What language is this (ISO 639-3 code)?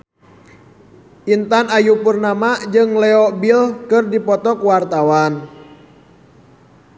sun